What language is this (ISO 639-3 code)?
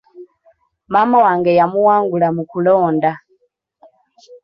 lug